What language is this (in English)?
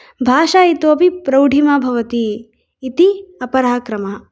Sanskrit